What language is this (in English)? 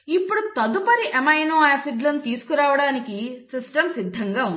Telugu